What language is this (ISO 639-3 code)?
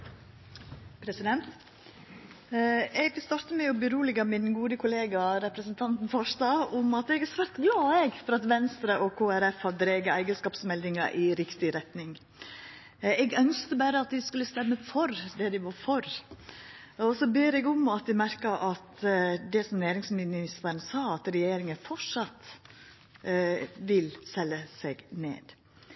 nor